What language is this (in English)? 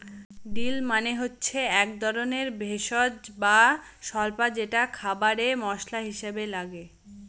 Bangla